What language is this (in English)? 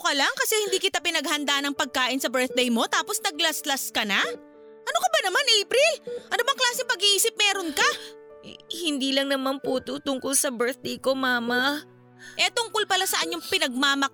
Filipino